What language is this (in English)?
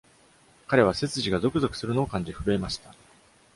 Japanese